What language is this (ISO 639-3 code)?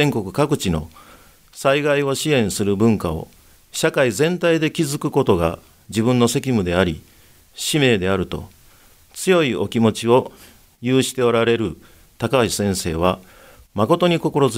jpn